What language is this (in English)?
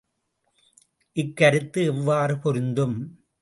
Tamil